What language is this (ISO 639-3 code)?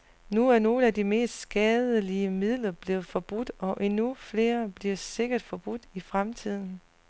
dan